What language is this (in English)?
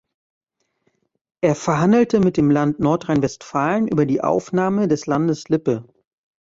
German